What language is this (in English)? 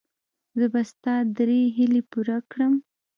Pashto